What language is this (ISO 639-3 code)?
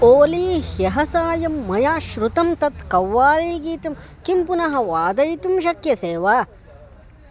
san